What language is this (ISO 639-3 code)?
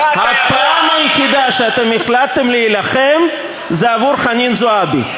heb